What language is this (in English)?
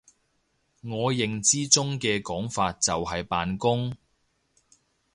Cantonese